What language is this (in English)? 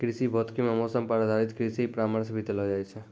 Maithili